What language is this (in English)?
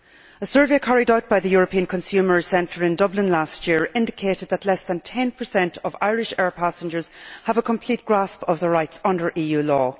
English